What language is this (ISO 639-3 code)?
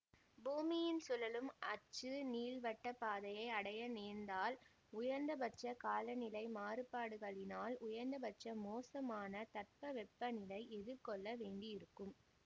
tam